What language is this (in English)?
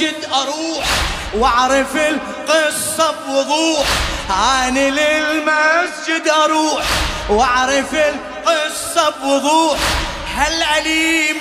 Arabic